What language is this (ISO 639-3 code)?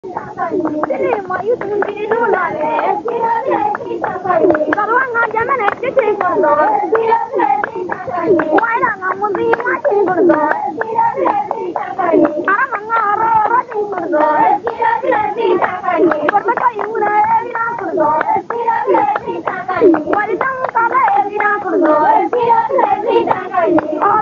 tur